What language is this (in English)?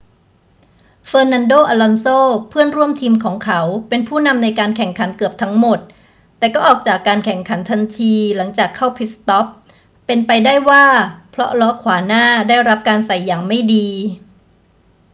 Thai